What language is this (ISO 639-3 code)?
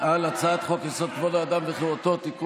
heb